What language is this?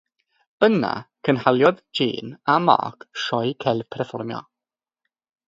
Welsh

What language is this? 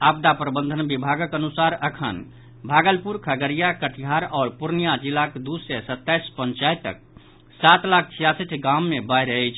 Maithili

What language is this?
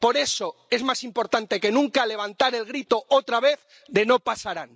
Spanish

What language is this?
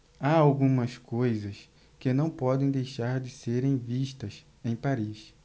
Portuguese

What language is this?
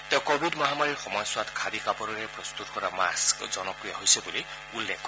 Assamese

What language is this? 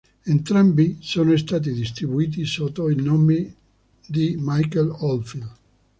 Italian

